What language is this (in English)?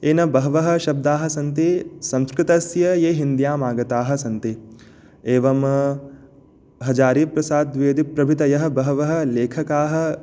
Sanskrit